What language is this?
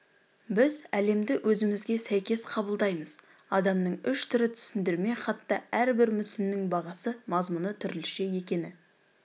Kazakh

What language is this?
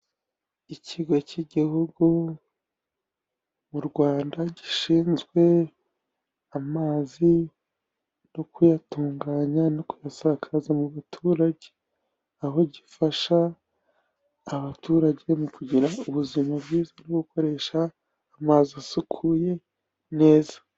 Kinyarwanda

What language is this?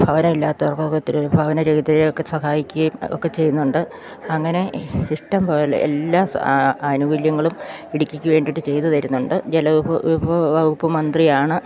Malayalam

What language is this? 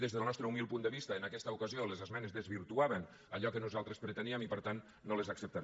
Catalan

